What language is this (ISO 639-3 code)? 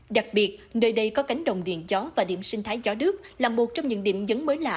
vie